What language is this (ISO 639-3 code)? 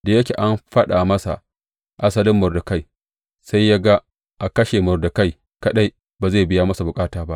hau